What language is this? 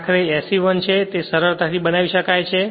Gujarati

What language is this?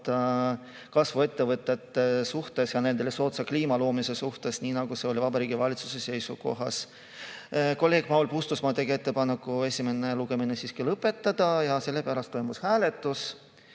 Estonian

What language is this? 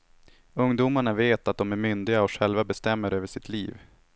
Swedish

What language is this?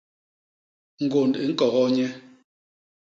Basaa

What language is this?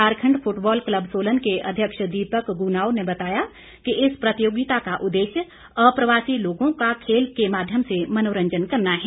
Hindi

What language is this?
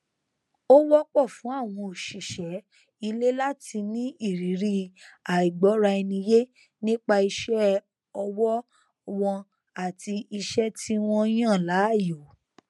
Yoruba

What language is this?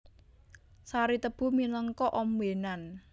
Javanese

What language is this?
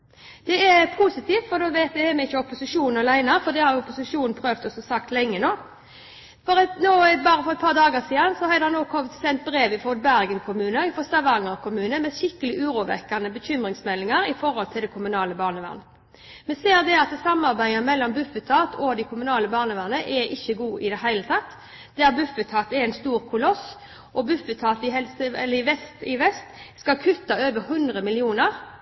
Norwegian Bokmål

